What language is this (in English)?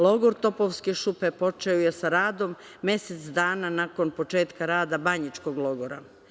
Serbian